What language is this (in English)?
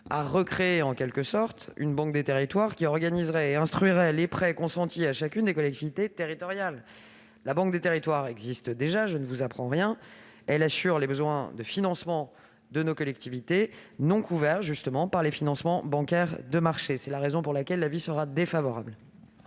French